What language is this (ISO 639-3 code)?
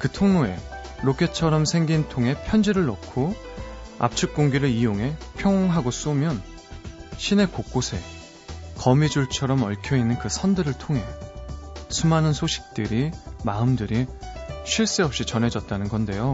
kor